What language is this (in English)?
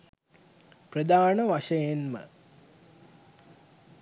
Sinhala